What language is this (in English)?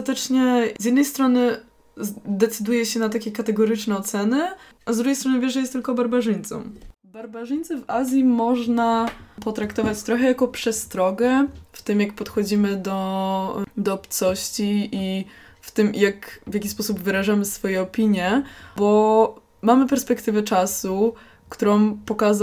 Polish